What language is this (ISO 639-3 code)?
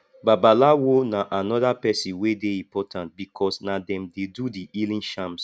pcm